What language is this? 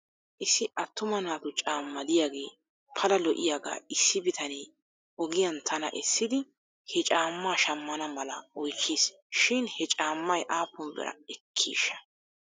Wolaytta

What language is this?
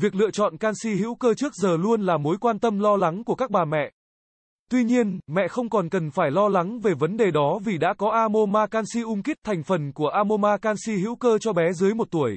Vietnamese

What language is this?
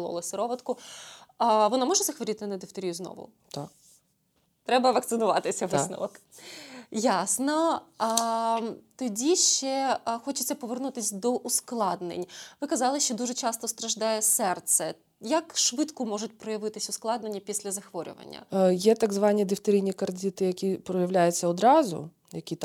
Ukrainian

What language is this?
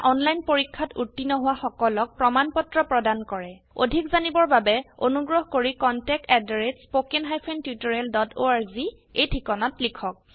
Assamese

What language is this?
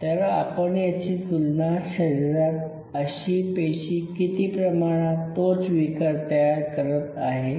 Marathi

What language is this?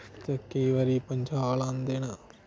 Dogri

